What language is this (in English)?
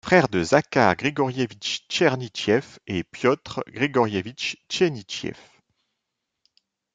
French